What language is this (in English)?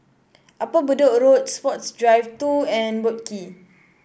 English